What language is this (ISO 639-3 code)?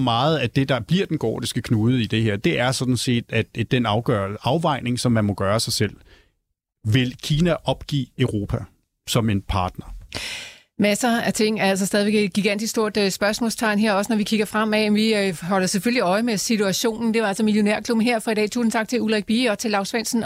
dan